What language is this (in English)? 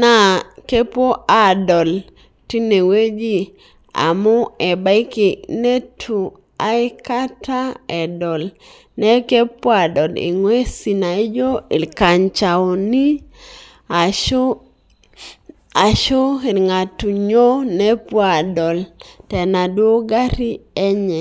Masai